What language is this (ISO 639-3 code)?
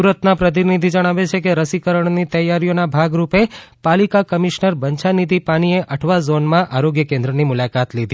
guj